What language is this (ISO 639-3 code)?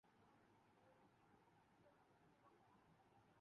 urd